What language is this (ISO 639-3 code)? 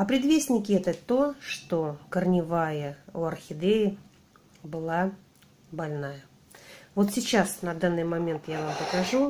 rus